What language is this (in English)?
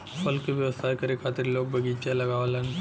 Bhojpuri